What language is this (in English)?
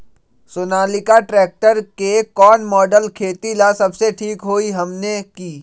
Magahi